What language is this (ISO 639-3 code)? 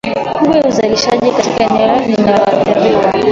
swa